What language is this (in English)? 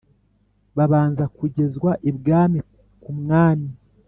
Kinyarwanda